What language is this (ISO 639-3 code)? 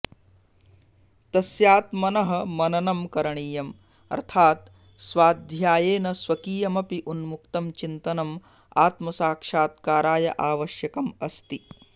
san